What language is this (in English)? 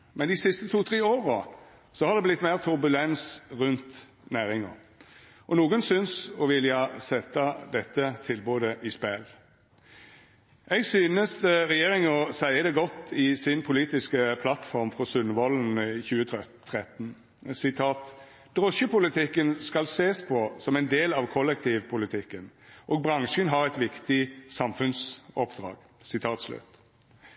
Norwegian Nynorsk